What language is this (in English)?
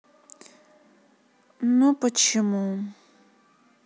Russian